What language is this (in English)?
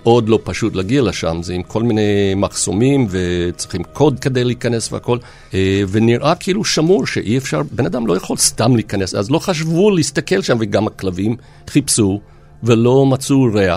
Hebrew